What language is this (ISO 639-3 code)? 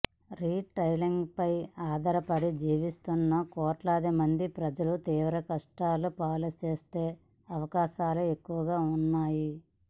tel